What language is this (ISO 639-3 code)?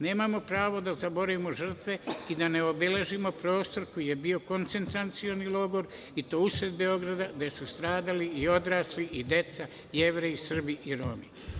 srp